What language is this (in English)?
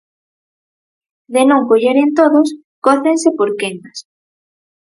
Galician